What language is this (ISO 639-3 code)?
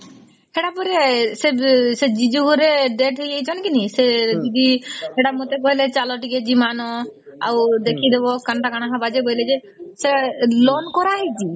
ori